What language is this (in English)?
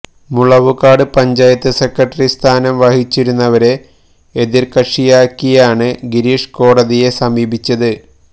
Malayalam